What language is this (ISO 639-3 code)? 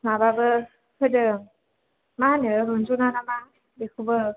brx